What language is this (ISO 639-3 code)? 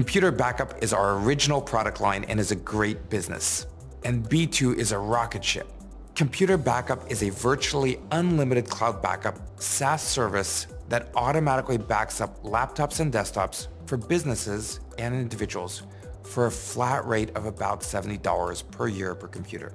eng